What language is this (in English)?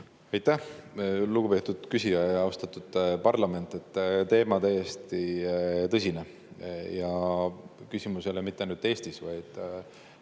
Estonian